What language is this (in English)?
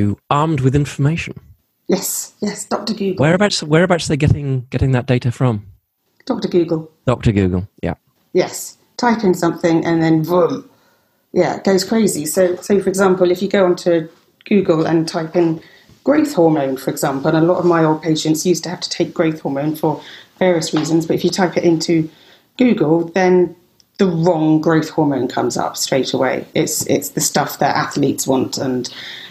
English